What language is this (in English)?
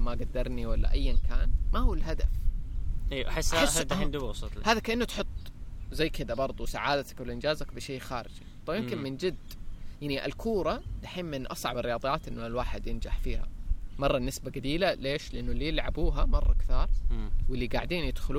Arabic